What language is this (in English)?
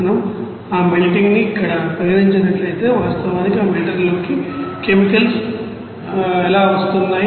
Telugu